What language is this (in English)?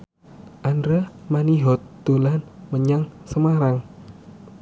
Javanese